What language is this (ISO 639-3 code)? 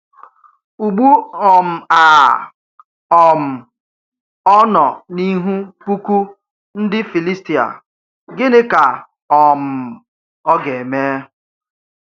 ibo